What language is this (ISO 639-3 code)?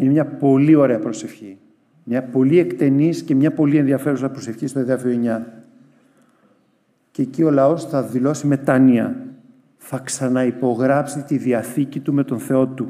ell